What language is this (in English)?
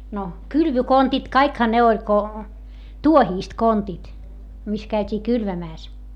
Finnish